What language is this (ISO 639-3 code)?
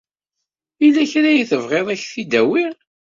kab